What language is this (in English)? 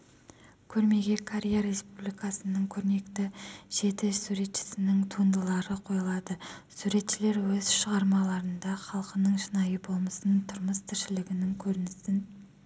Kazakh